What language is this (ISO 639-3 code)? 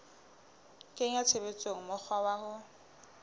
sot